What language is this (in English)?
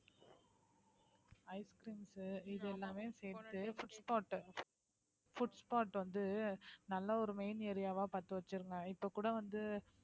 Tamil